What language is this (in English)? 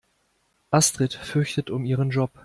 German